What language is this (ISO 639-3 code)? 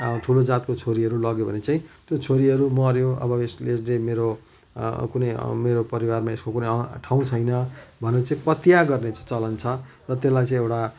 nep